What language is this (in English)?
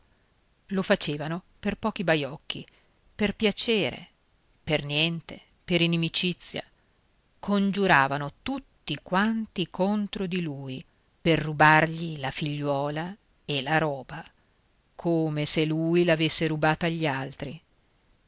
Italian